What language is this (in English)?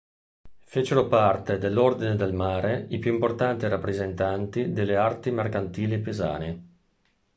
Italian